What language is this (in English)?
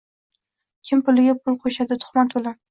Uzbek